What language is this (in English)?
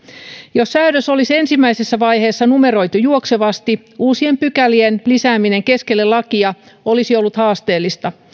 Finnish